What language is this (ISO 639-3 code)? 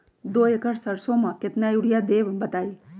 mag